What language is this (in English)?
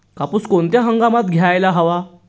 Marathi